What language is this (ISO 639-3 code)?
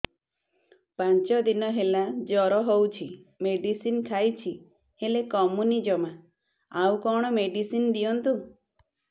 ori